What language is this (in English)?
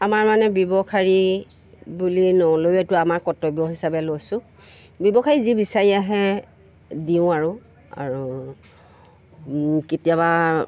Assamese